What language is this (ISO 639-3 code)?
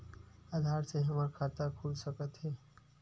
hne